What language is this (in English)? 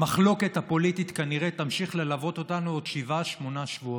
Hebrew